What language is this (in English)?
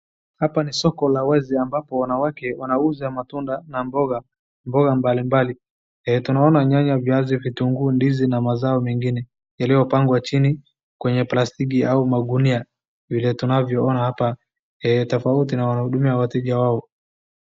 Swahili